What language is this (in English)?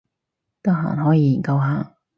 Cantonese